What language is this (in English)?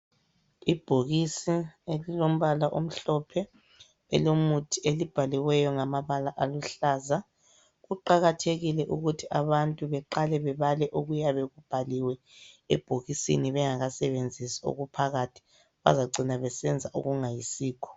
North Ndebele